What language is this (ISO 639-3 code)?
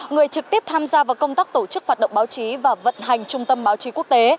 vie